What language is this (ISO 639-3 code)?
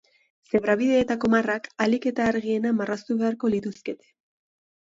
eus